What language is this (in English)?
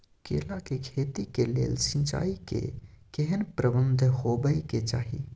Maithili